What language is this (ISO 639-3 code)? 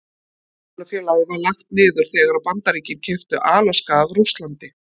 isl